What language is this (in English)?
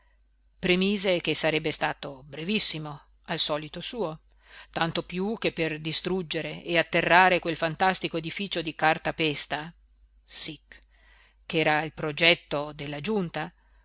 Italian